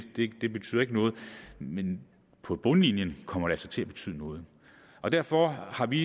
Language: Danish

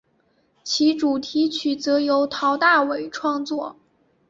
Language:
Chinese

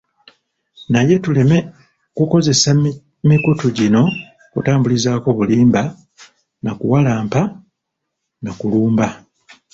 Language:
Ganda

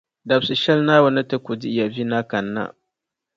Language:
Dagbani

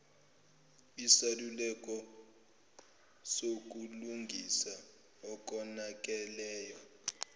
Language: Zulu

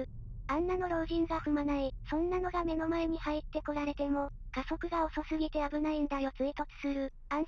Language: Japanese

